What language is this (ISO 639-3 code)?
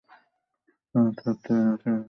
ben